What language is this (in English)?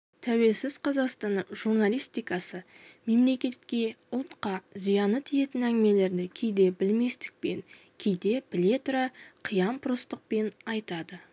Kazakh